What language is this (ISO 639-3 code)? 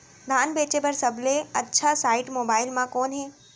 hne